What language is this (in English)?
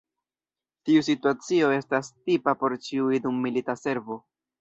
Esperanto